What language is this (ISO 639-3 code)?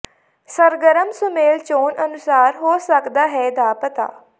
pan